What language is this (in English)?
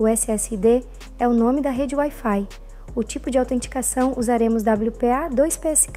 Portuguese